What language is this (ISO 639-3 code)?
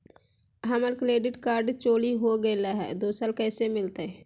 mag